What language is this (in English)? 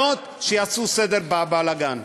Hebrew